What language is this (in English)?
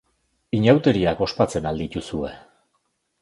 Basque